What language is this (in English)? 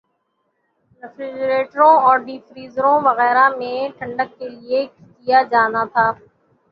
Urdu